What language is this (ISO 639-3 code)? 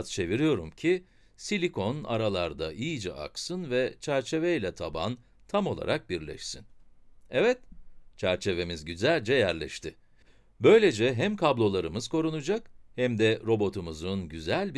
tur